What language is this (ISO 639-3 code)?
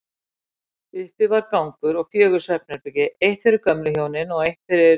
isl